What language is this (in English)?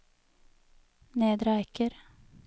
Norwegian